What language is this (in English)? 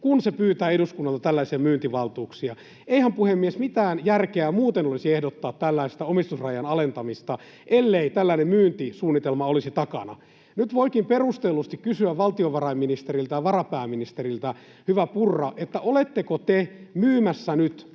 Finnish